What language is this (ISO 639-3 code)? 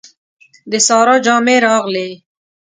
pus